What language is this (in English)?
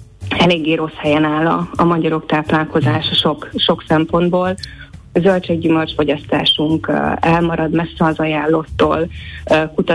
Hungarian